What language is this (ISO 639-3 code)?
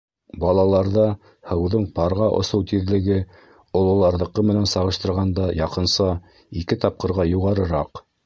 bak